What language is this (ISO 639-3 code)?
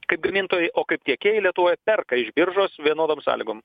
lit